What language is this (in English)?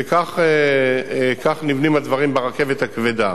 Hebrew